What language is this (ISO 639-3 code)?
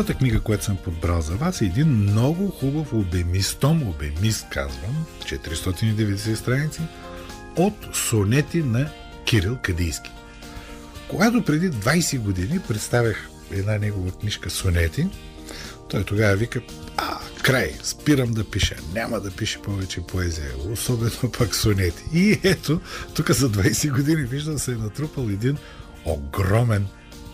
bul